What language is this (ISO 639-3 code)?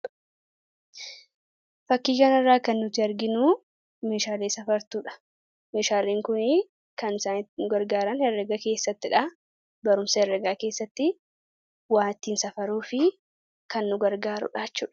orm